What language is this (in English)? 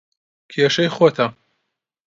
Central Kurdish